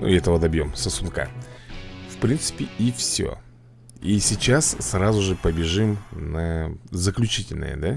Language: Russian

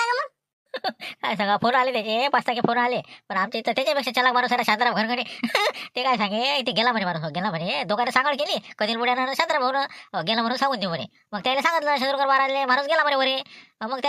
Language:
Marathi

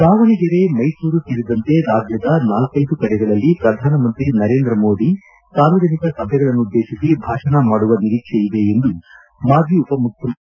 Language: Kannada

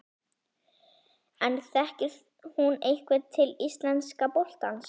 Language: Icelandic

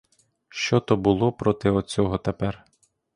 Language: Ukrainian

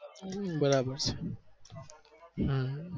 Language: Gujarati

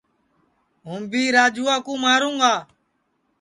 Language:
Sansi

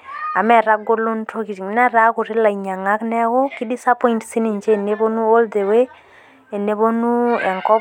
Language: Masai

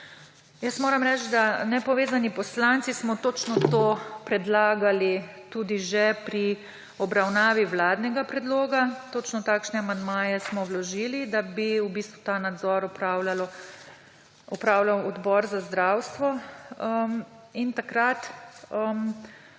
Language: Slovenian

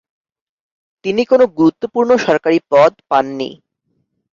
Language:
Bangla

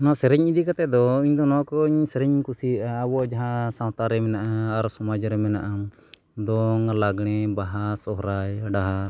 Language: Santali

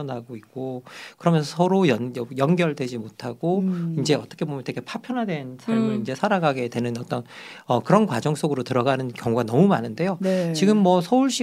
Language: Korean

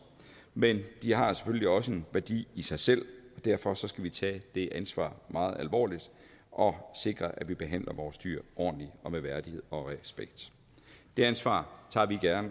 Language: Danish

